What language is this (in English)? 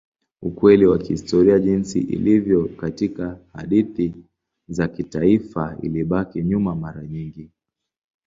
Swahili